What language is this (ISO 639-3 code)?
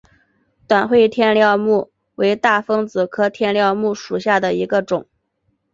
zho